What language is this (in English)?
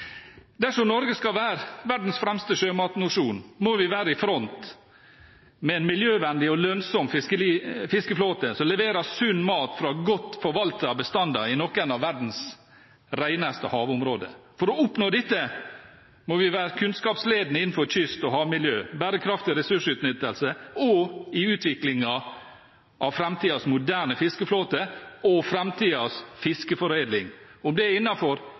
Norwegian Bokmål